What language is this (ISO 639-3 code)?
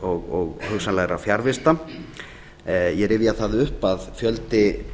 isl